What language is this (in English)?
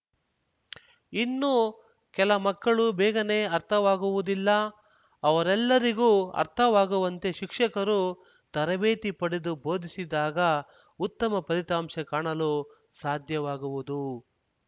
Kannada